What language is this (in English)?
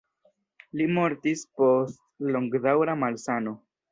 Esperanto